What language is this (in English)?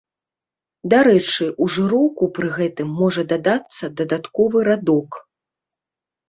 Belarusian